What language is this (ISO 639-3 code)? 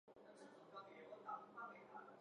zho